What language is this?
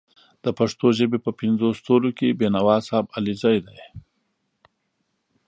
Pashto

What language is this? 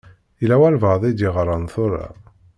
Kabyle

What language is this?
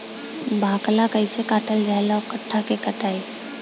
Bhojpuri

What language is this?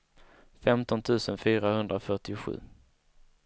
Swedish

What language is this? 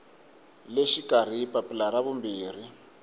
Tsonga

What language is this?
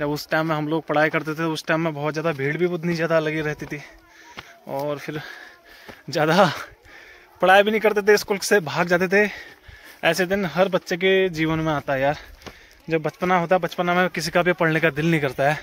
Hindi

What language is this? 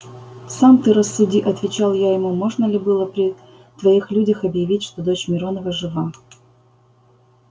Russian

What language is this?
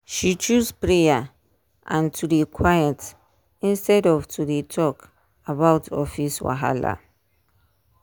Nigerian Pidgin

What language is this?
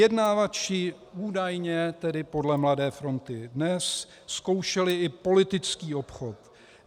Czech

